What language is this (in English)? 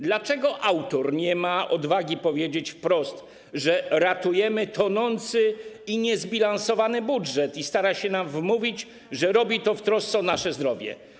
Polish